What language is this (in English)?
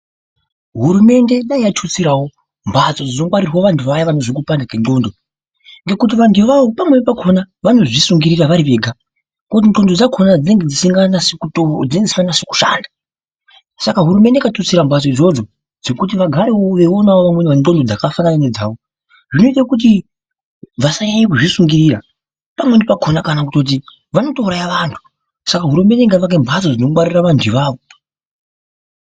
Ndau